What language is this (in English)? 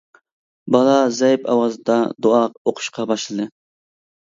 Uyghur